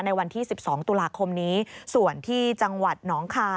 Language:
Thai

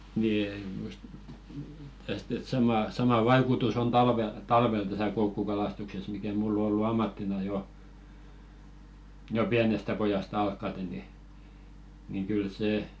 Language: Finnish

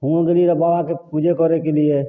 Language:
Maithili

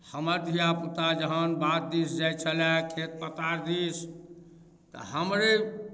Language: Maithili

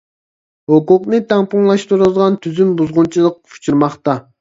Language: Uyghur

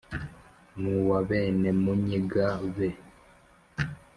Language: Kinyarwanda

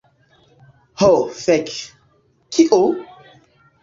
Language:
Esperanto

